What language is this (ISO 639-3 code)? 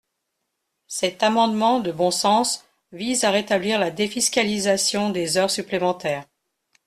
fra